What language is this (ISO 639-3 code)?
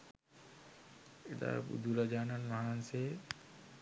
sin